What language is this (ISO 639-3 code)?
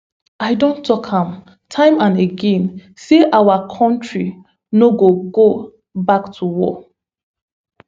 pcm